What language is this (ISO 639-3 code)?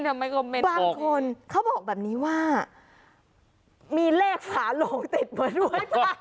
tha